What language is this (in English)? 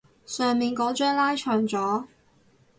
Cantonese